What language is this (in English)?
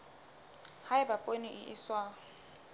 Southern Sotho